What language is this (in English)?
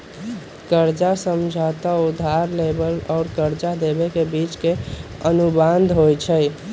Magahi